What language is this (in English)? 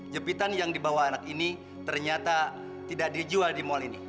Indonesian